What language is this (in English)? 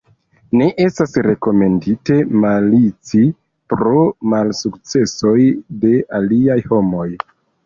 Esperanto